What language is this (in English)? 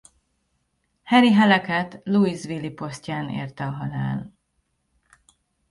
Hungarian